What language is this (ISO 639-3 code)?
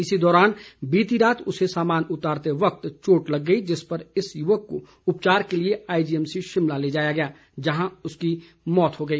hin